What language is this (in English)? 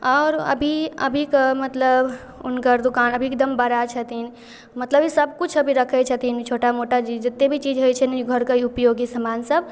Maithili